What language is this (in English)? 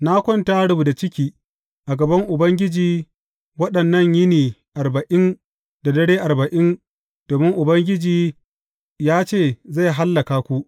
Hausa